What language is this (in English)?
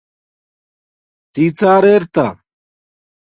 Domaaki